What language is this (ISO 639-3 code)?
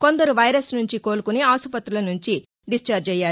tel